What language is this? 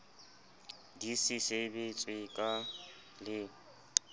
Southern Sotho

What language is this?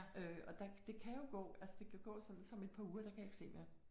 Danish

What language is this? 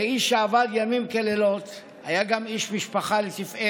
Hebrew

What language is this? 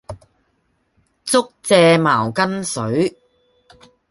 Cantonese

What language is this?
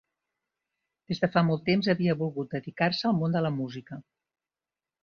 Catalan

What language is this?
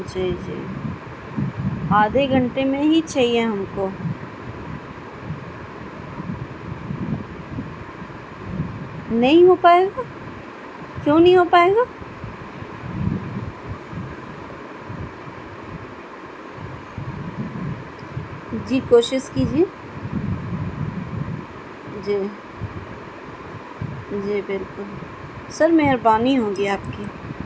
Urdu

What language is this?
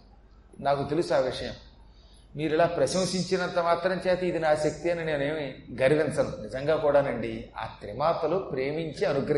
Telugu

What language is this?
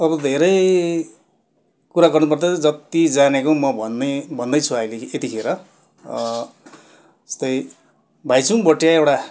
Nepali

